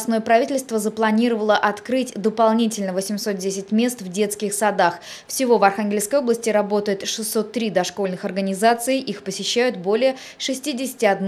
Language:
Russian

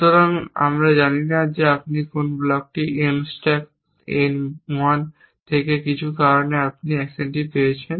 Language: Bangla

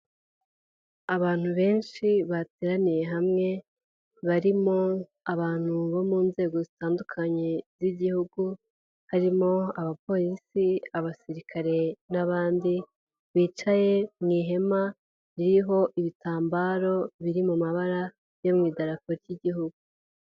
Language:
Kinyarwanda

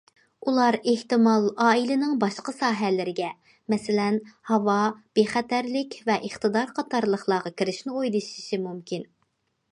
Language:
Uyghur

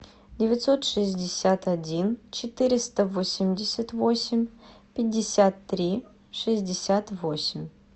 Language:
Russian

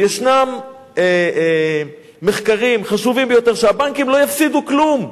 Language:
Hebrew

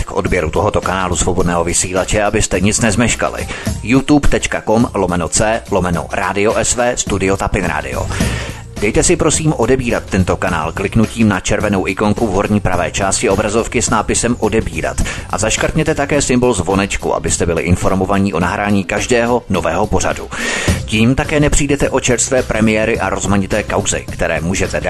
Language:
Czech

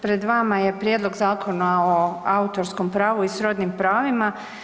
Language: Croatian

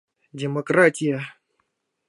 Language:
Mari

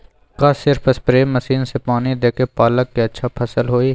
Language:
Magahi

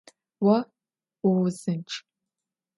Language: Adyghe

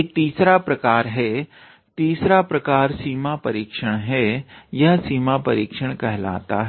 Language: Hindi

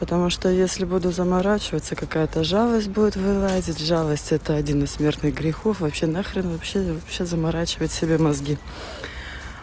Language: Russian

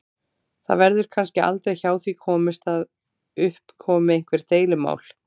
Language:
Icelandic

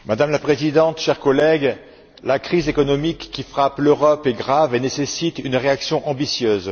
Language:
French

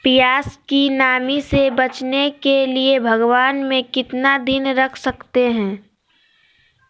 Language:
Magahi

